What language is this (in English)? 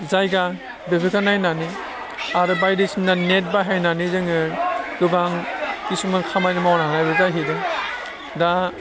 Bodo